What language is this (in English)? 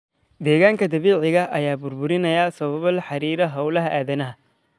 Somali